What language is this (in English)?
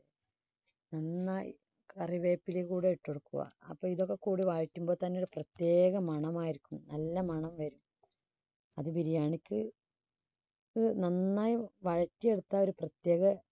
Malayalam